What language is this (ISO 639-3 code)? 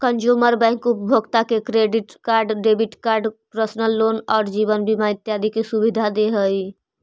mag